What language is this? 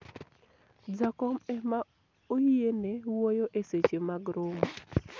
Luo (Kenya and Tanzania)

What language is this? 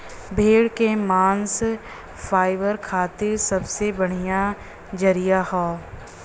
Bhojpuri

